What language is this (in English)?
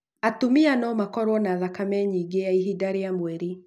Kikuyu